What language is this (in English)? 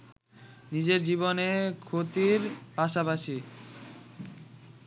Bangla